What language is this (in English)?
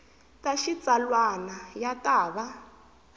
Tsonga